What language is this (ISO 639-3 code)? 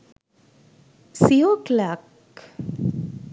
sin